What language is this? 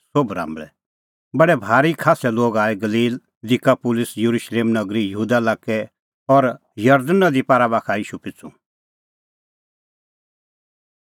Kullu Pahari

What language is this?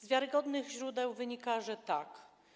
Polish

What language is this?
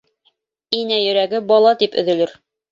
Bashkir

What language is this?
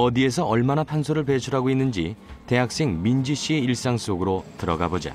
Korean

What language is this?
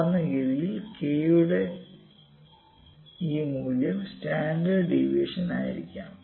Malayalam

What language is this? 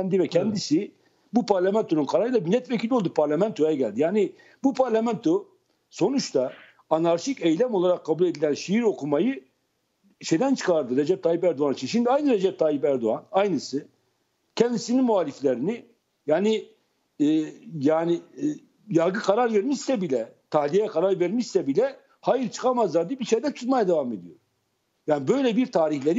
Turkish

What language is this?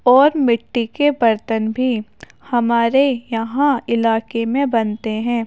Urdu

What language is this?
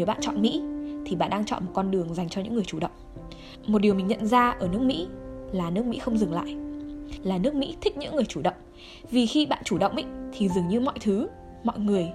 Vietnamese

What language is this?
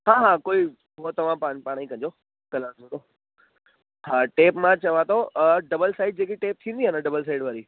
Sindhi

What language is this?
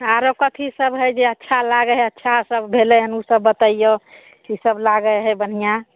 Maithili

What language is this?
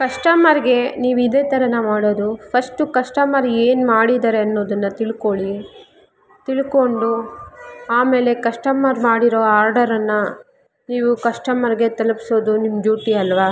Kannada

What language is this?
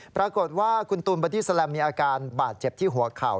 Thai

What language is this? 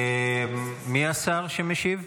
Hebrew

